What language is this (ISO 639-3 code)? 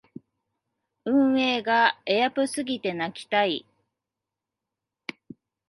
jpn